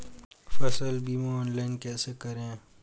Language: Hindi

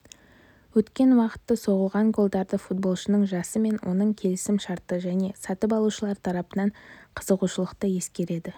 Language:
Kazakh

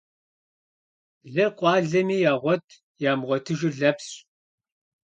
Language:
Kabardian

